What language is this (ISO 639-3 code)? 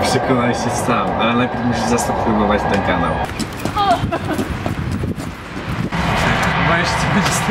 pol